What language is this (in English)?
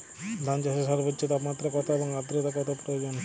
Bangla